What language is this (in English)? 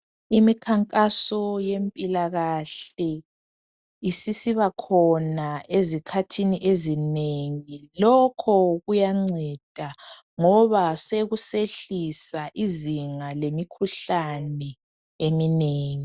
North Ndebele